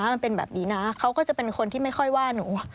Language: Thai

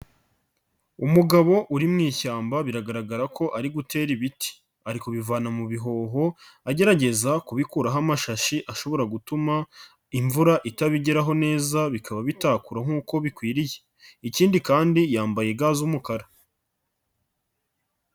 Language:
Kinyarwanda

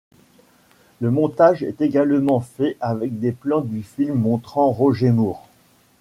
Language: French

